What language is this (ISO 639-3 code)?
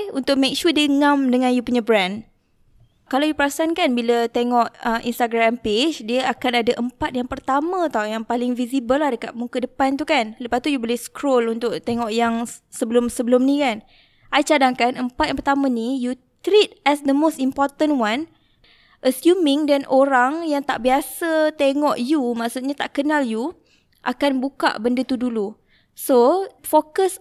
msa